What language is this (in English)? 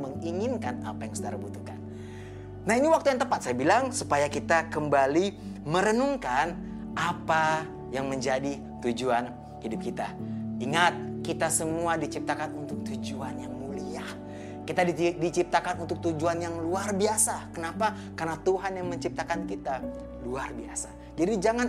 Indonesian